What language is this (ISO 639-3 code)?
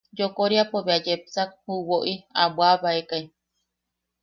yaq